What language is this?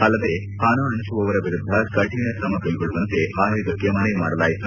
Kannada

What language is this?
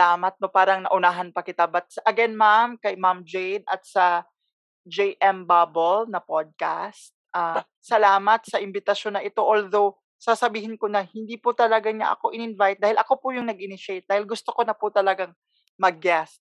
Filipino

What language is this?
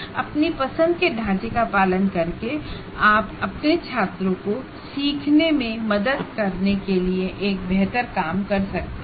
Hindi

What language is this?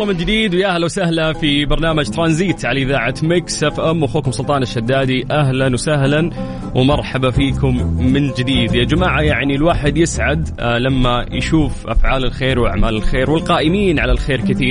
Arabic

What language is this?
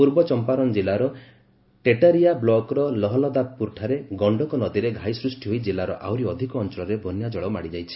Odia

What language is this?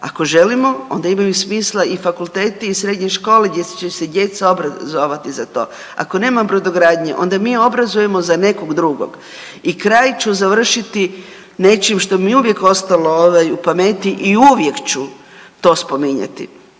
Croatian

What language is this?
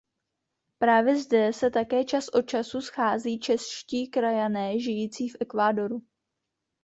Czech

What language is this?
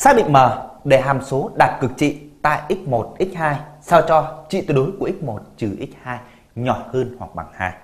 Vietnamese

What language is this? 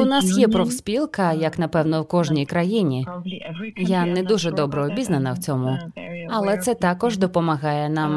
Ukrainian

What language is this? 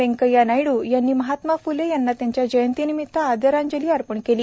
Marathi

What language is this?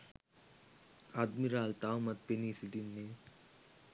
Sinhala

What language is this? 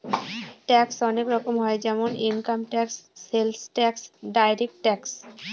Bangla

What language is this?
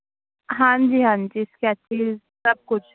Punjabi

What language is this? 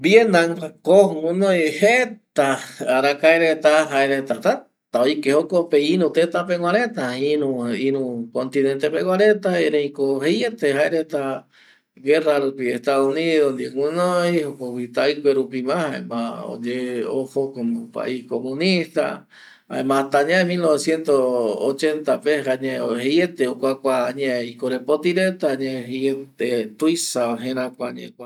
Eastern Bolivian Guaraní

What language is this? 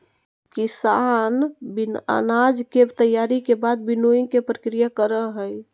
Magahi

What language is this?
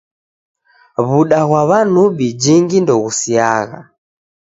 Taita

